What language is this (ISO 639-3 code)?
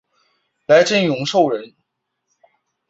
zho